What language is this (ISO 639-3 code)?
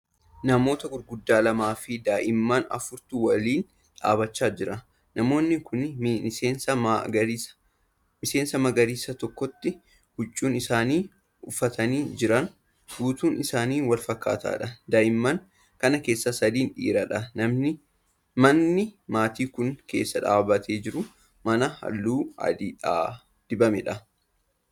orm